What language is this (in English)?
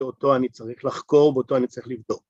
Hebrew